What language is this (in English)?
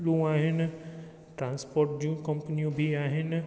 Sindhi